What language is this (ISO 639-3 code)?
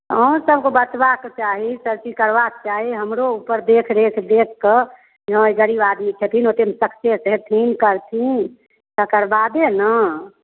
mai